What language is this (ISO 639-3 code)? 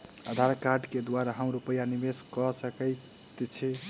mai